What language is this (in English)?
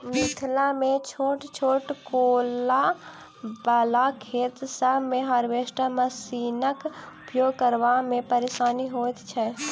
Maithili